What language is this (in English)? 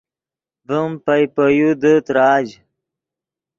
Yidgha